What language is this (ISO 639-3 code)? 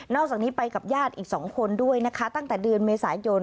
tha